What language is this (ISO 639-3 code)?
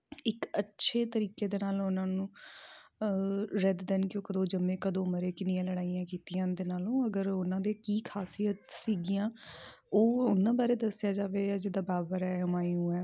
pan